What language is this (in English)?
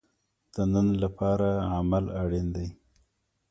Pashto